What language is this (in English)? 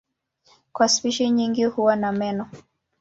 Swahili